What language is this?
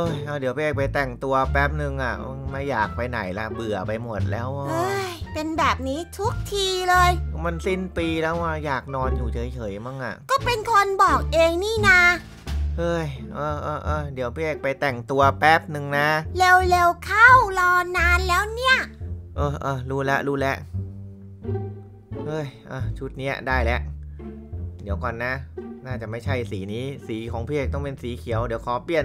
Thai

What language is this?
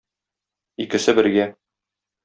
Tatar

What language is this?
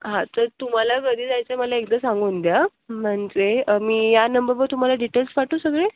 Marathi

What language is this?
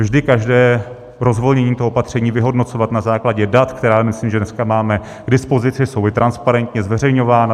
Czech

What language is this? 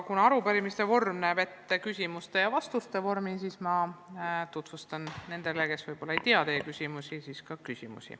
Estonian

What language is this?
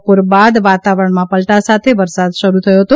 Gujarati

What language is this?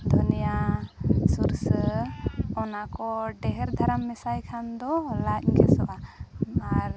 Santali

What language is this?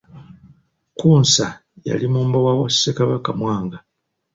Ganda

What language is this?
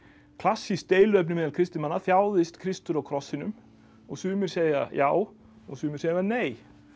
Icelandic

